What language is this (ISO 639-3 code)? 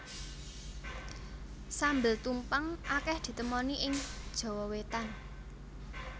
jav